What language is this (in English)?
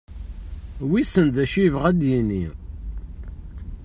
Kabyle